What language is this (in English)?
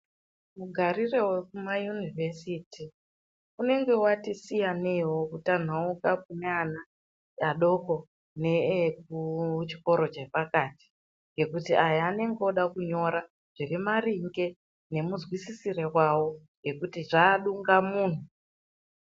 Ndau